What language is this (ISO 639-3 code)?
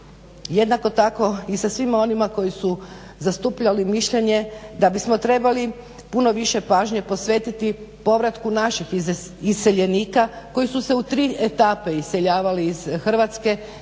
hrv